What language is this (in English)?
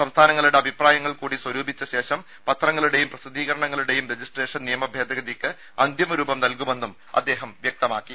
Malayalam